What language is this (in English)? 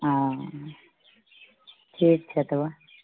Maithili